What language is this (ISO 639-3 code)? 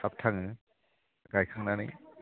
brx